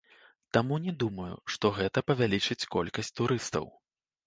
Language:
Belarusian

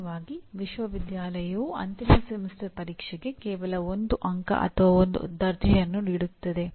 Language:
Kannada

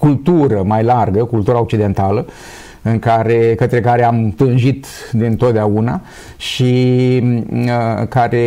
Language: Romanian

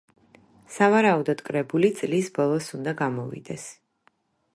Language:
Georgian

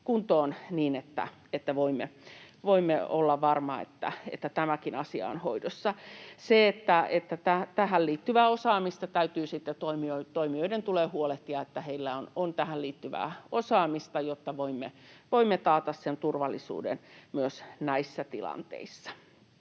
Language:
Finnish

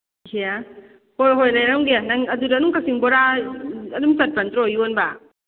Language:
Manipuri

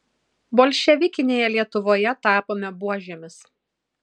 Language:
Lithuanian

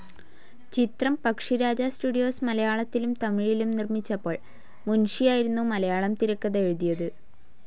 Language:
Malayalam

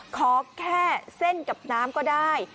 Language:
Thai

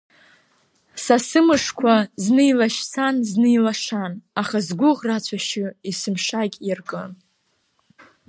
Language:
Abkhazian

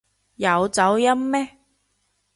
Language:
Cantonese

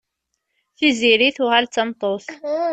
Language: Kabyle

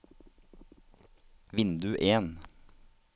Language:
Norwegian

